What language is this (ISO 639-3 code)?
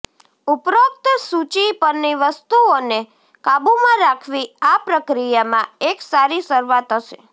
guj